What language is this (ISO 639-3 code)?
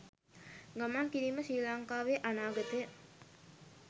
sin